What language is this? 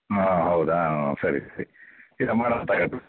Kannada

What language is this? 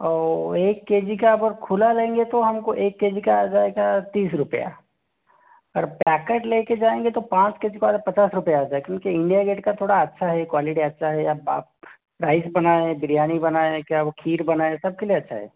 Hindi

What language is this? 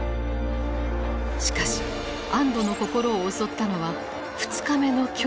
Japanese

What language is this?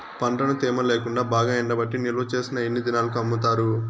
Telugu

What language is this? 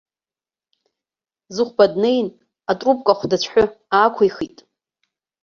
Abkhazian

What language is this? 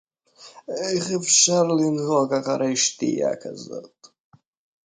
Hebrew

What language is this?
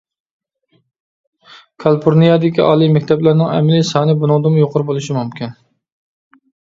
Uyghur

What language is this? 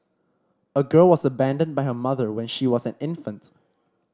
English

